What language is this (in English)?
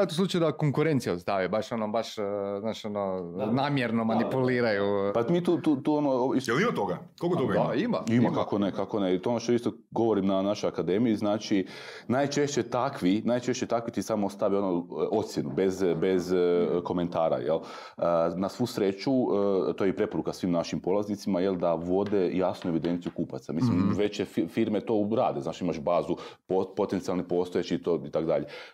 Croatian